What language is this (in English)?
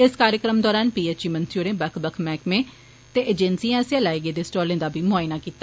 Dogri